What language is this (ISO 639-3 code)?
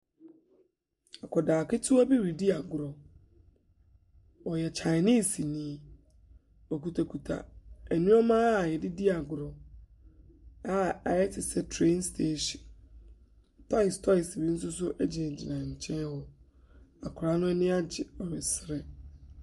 aka